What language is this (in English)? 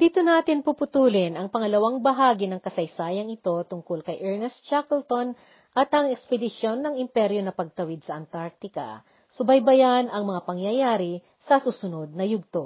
Filipino